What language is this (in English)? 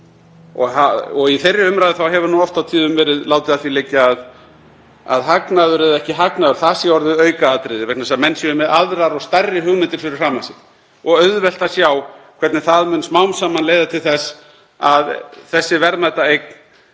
Icelandic